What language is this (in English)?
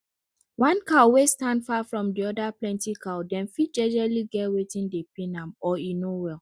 Nigerian Pidgin